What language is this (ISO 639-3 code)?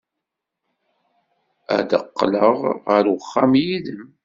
kab